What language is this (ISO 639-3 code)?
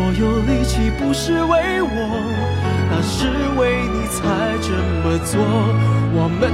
zho